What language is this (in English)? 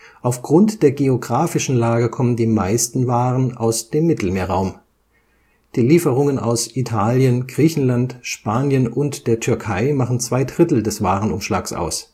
German